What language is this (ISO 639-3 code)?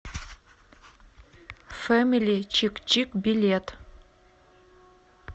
rus